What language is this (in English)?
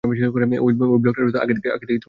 Bangla